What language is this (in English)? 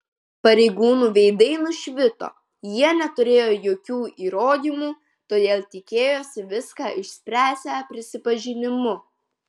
Lithuanian